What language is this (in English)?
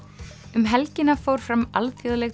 Icelandic